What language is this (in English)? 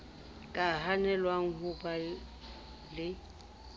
Southern Sotho